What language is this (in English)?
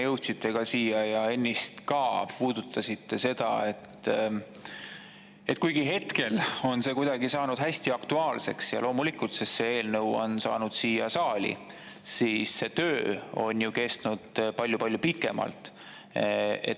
Estonian